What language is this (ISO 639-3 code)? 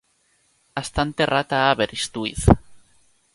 cat